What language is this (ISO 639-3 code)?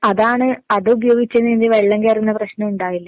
mal